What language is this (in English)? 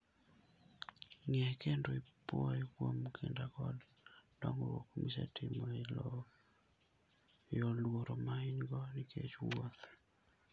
Luo (Kenya and Tanzania)